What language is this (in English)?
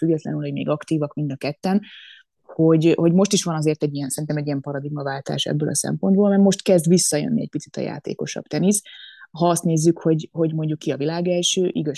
Hungarian